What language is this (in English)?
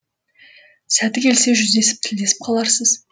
Kazakh